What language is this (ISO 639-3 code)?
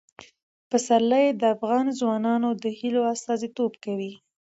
pus